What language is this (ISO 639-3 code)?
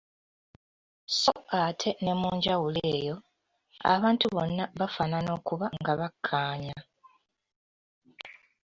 lug